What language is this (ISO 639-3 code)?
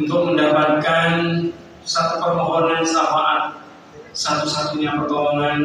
ind